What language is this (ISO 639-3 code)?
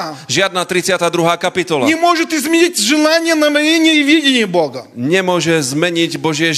slk